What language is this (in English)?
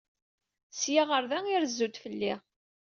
Kabyle